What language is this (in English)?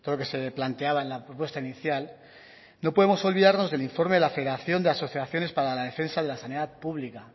Spanish